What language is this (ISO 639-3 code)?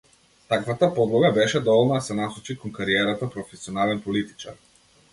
mkd